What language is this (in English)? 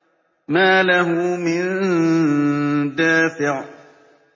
Arabic